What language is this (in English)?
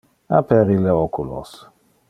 Interlingua